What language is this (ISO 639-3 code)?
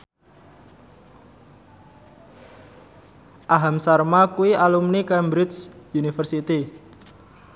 jav